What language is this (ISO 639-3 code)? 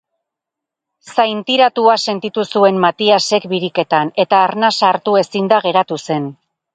eus